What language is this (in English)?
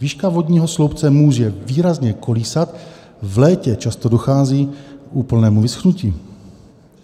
Czech